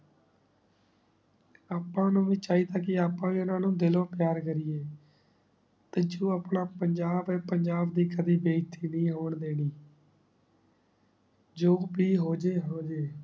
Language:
Punjabi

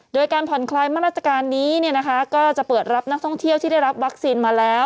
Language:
Thai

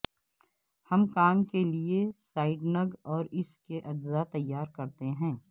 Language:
Urdu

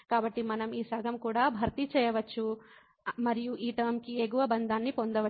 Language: Telugu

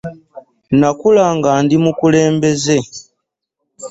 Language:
Ganda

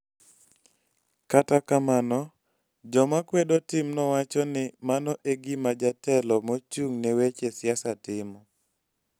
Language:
Luo (Kenya and Tanzania)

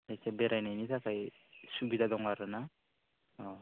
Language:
Bodo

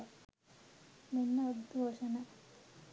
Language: Sinhala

